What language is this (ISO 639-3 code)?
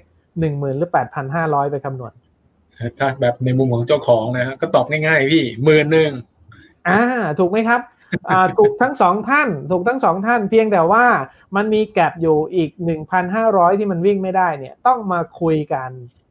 tha